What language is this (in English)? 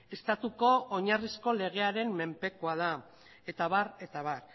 Basque